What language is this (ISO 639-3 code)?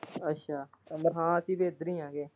pan